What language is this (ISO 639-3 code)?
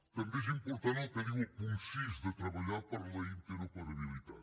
cat